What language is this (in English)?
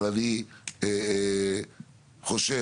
Hebrew